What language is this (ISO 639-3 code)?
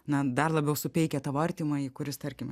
lit